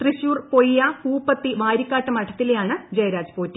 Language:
Malayalam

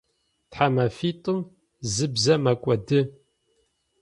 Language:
Adyghe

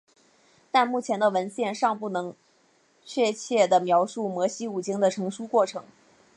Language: Chinese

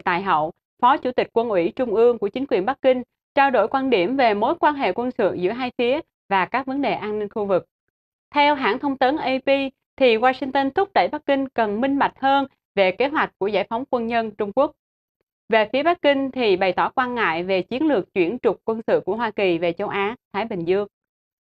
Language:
Vietnamese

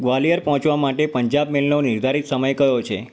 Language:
Gujarati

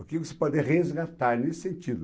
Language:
Portuguese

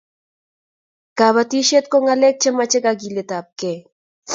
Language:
Kalenjin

